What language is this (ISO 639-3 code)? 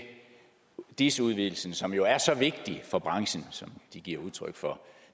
dan